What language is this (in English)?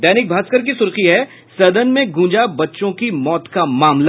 Hindi